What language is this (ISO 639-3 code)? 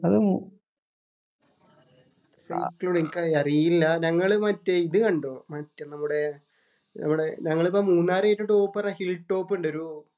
mal